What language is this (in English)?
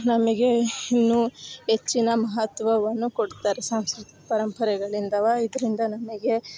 Kannada